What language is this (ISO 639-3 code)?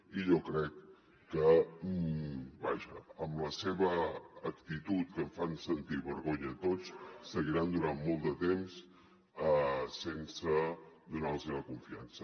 cat